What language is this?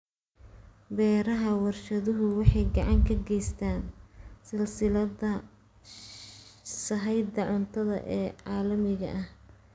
Somali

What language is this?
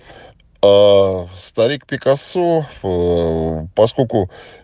Russian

